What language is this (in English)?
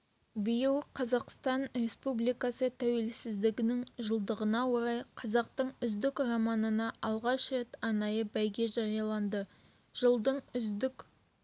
Kazakh